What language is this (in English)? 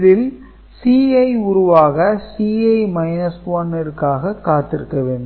Tamil